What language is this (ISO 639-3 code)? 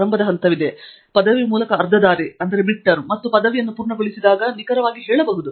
kan